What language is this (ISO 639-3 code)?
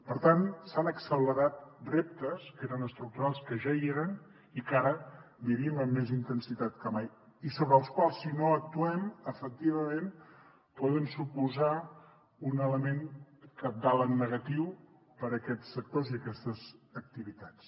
cat